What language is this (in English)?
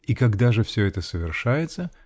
Russian